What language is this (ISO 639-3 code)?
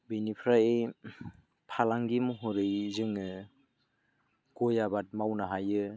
brx